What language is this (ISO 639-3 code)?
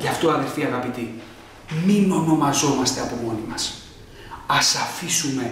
ell